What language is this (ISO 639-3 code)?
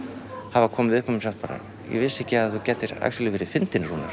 isl